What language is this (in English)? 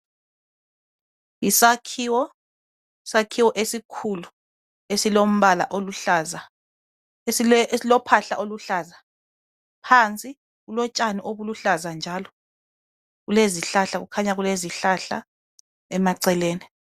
North Ndebele